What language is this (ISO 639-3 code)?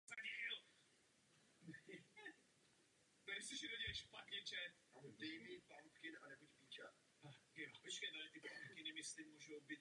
ces